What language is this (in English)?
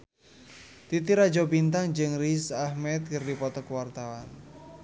Sundanese